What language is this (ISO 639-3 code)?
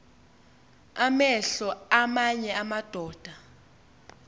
xho